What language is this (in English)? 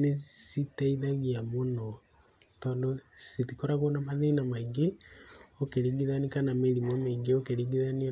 Kikuyu